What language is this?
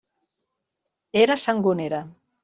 Catalan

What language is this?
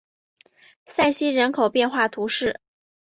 Chinese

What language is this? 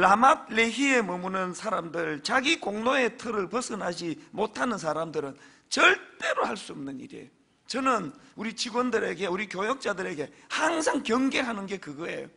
Korean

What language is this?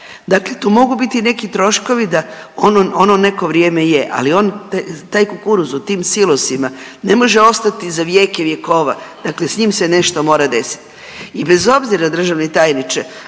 Croatian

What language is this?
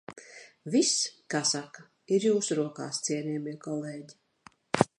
Latvian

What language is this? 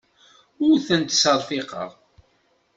Kabyle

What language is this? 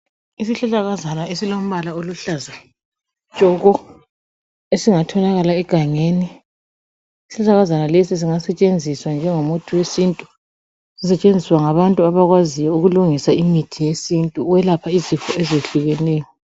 North Ndebele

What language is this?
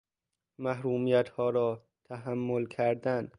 Persian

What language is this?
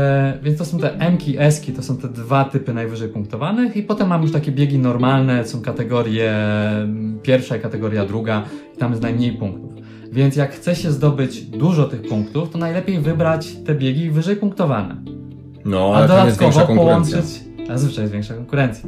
Polish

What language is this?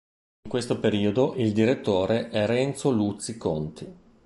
Italian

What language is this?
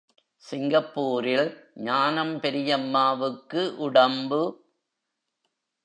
Tamil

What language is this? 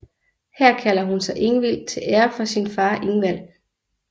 Danish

